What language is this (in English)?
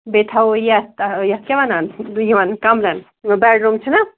Kashmiri